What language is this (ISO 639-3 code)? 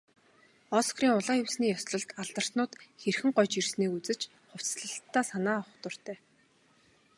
mon